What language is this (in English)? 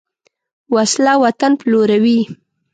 Pashto